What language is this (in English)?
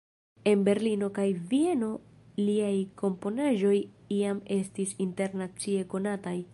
Esperanto